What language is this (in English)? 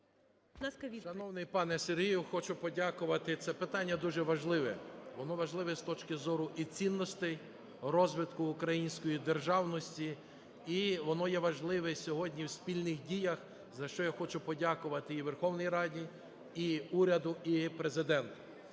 Ukrainian